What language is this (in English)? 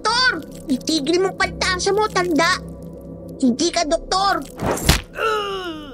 Filipino